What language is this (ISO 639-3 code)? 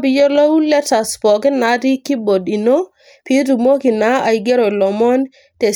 mas